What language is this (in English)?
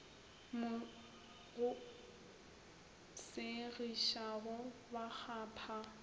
Northern Sotho